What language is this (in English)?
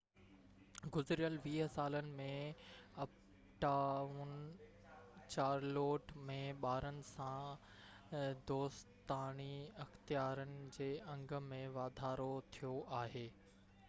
Sindhi